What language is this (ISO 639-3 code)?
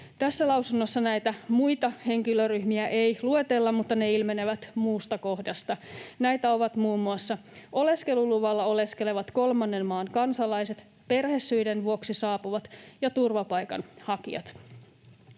fin